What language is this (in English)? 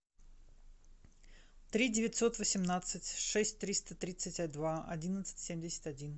Russian